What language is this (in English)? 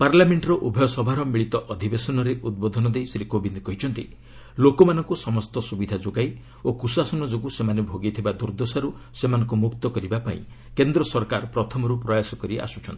Odia